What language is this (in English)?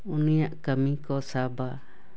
Santali